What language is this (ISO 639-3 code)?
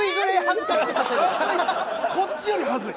jpn